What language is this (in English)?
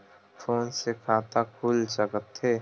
Chhattisgarhi